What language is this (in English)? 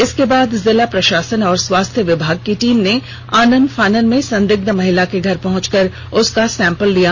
Hindi